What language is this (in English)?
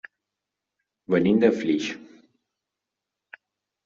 Catalan